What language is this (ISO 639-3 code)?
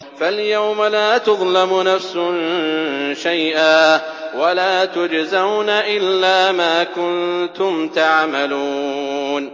ara